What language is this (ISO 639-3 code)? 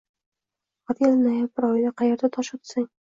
uzb